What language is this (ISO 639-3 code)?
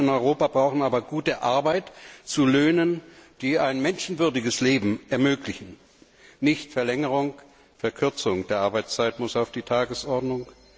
deu